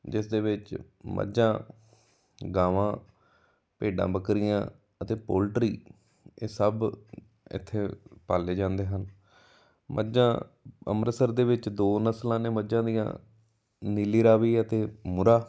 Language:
Punjabi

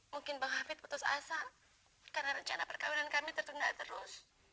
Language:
Indonesian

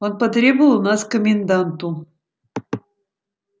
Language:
Russian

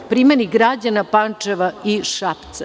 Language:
Serbian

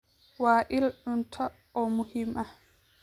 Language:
Somali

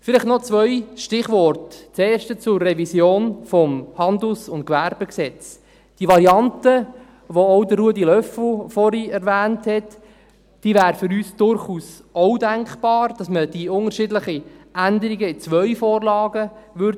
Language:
Swiss German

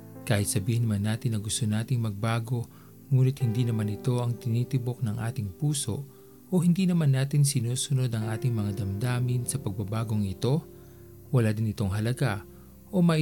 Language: Filipino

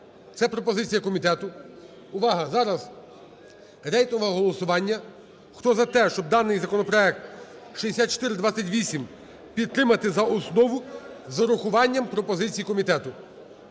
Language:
Ukrainian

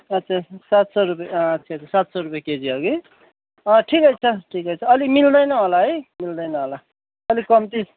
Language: Nepali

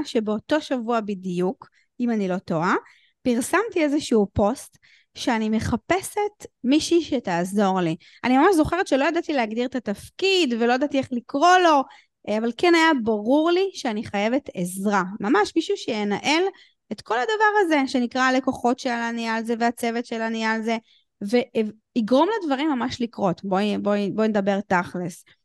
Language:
Hebrew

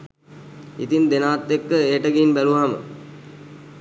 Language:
Sinhala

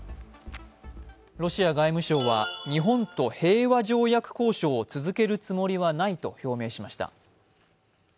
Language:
Japanese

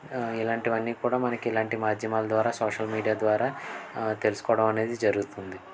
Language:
Telugu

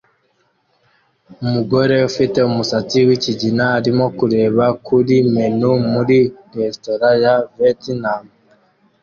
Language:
Kinyarwanda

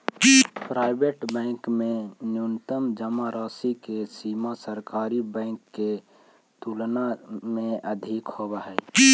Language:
Magahi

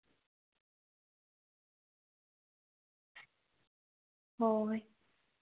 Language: Santali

